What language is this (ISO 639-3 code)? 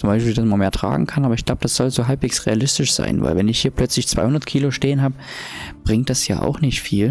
deu